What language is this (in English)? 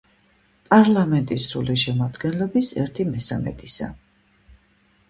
Georgian